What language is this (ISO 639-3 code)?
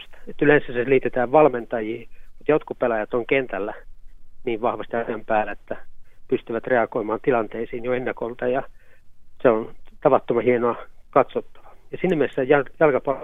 fin